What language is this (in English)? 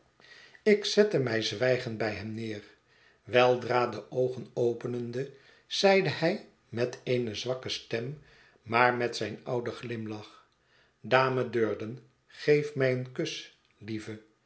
Dutch